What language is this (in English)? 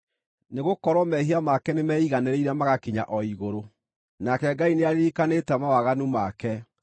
Kikuyu